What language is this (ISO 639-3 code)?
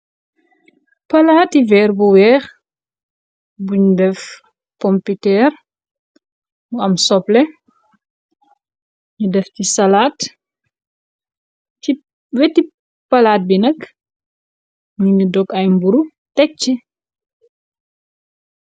wol